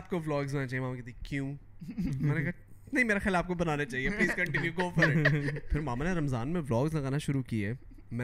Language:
Urdu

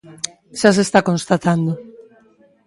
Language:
Galician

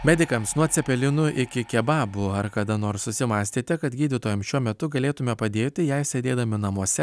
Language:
Lithuanian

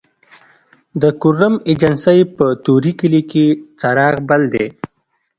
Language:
Pashto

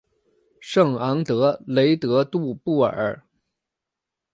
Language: Chinese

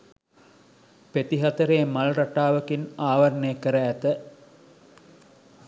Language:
Sinhala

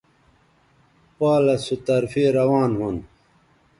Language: Bateri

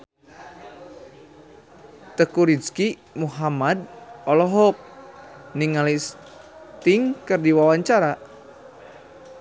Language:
Sundanese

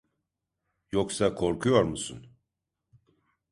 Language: Turkish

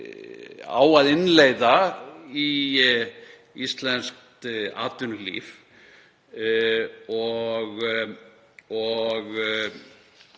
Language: Icelandic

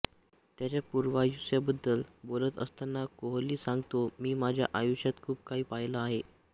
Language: Marathi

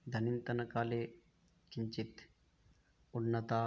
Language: Sanskrit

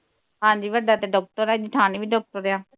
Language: Punjabi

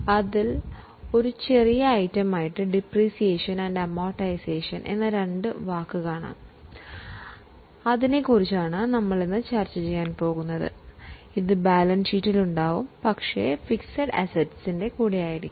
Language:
Malayalam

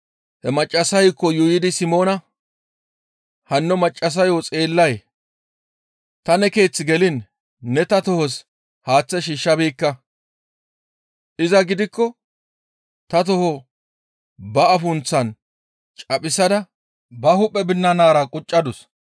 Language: Gamo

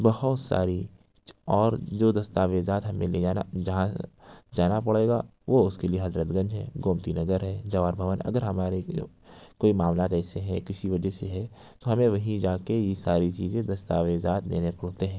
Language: Urdu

